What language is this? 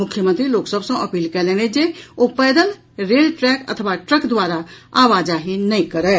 Maithili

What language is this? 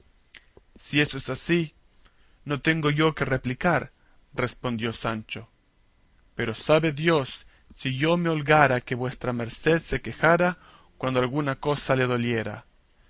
Spanish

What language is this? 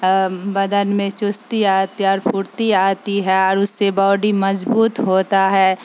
Urdu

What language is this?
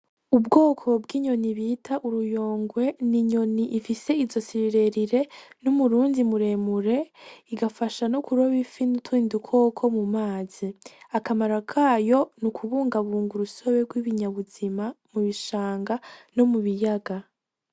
Rundi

